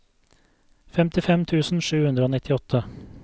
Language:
Norwegian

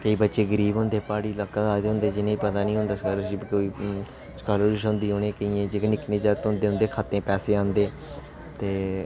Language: Dogri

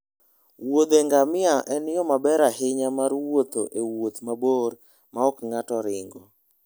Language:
Luo (Kenya and Tanzania)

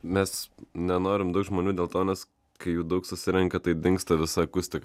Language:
Lithuanian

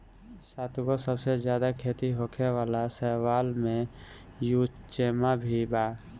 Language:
Bhojpuri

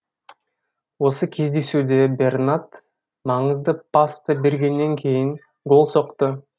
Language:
Kazakh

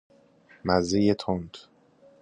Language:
Persian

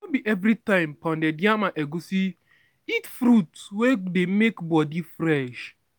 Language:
Nigerian Pidgin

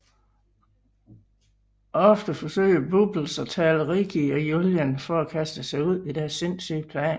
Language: Danish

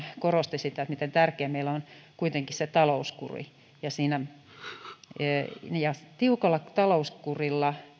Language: Finnish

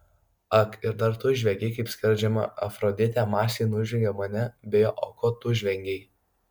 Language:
Lithuanian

